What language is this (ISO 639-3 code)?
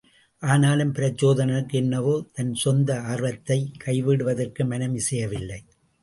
tam